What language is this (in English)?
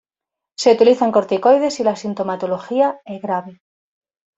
Spanish